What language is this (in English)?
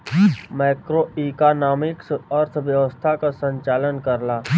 Bhojpuri